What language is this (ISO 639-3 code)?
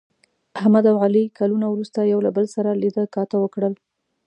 pus